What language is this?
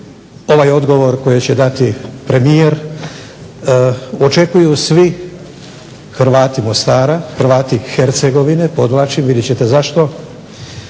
Croatian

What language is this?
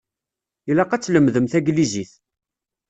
Kabyle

